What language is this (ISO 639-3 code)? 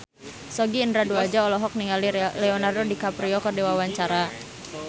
sun